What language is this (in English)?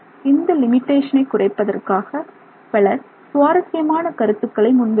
Tamil